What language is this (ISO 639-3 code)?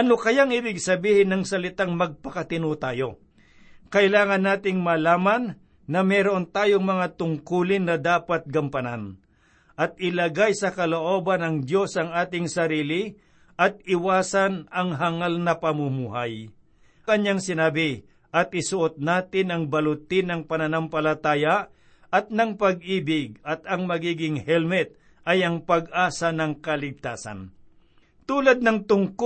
fil